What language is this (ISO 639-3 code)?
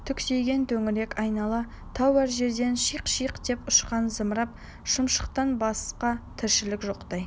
kaz